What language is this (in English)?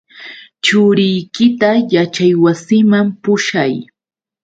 Yauyos Quechua